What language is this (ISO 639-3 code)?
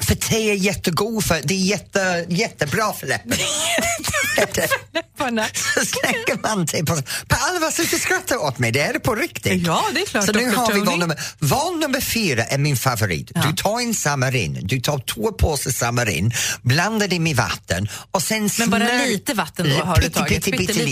swe